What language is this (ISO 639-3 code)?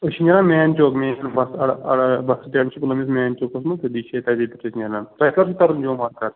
kas